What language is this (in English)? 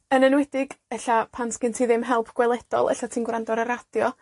Welsh